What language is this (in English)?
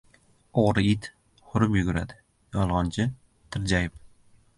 Uzbek